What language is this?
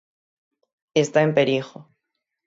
Galician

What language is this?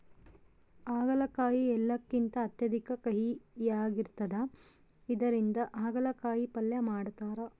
Kannada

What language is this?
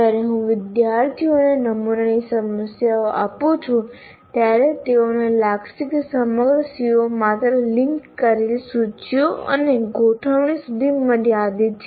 Gujarati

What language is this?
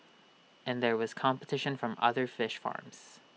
English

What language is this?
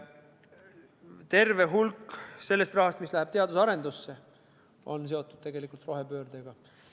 Estonian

